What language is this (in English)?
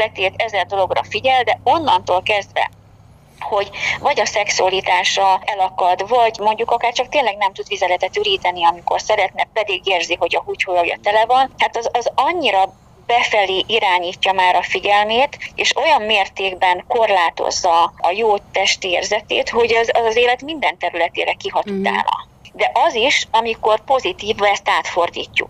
Hungarian